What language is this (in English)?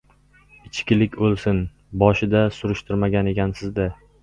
Uzbek